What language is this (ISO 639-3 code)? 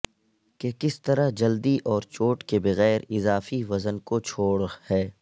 urd